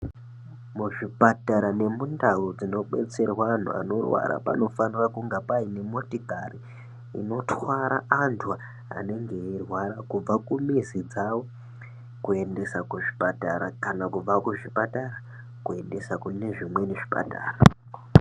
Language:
Ndau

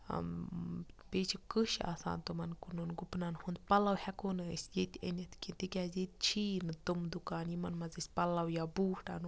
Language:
Kashmiri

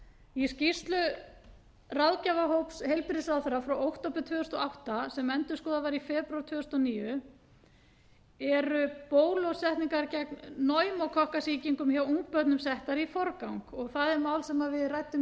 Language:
Icelandic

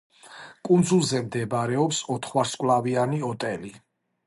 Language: Georgian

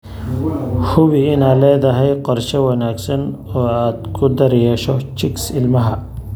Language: Somali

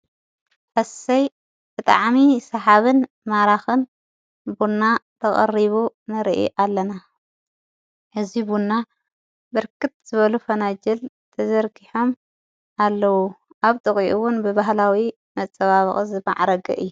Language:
Tigrinya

